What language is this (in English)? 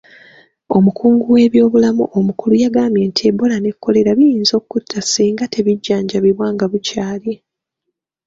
Ganda